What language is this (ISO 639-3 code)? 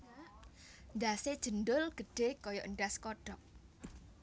jav